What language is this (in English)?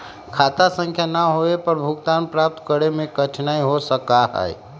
Magahi